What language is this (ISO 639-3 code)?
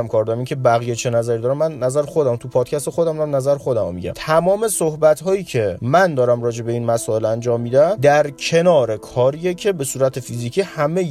fas